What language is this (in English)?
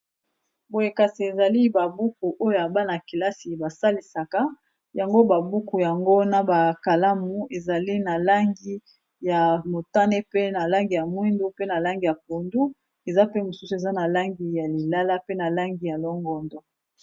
Lingala